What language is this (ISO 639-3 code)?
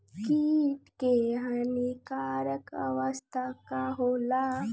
bho